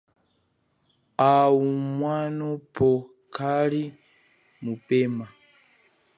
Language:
Chokwe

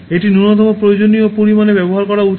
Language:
Bangla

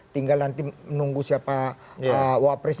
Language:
Indonesian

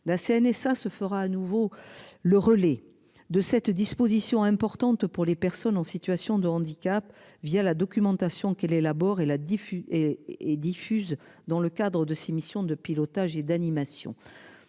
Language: French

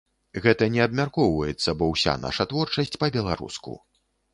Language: Belarusian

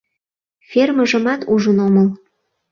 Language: Mari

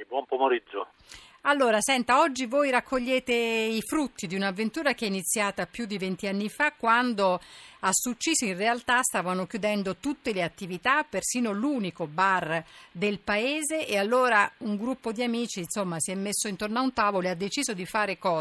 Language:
Italian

